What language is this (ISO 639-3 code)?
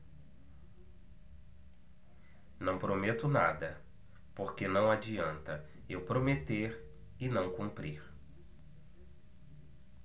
por